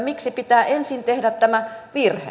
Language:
Finnish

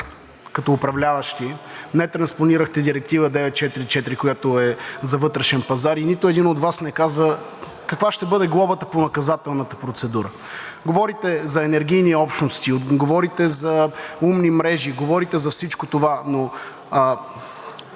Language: Bulgarian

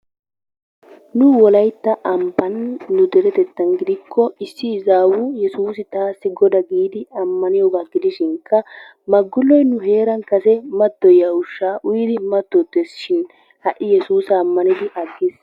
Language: Wolaytta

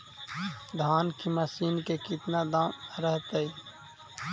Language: Magahi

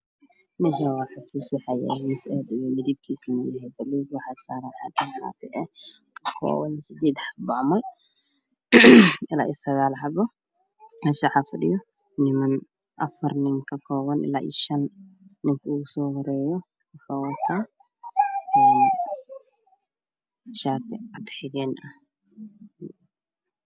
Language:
Somali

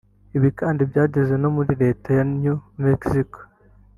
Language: Kinyarwanda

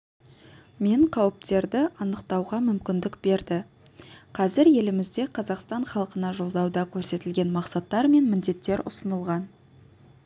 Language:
Kazakh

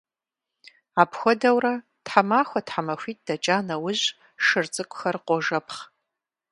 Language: Kabardian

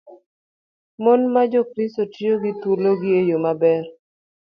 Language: Luo (Kenya and Tanzania)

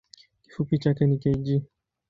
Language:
Swahili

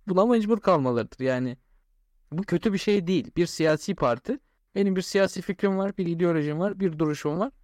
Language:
Turkish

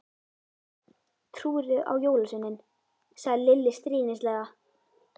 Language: Icelandic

